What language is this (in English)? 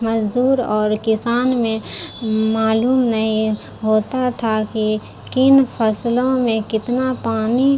Urdu